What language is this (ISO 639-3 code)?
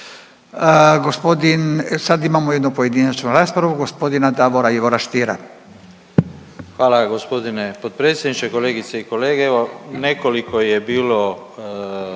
hrv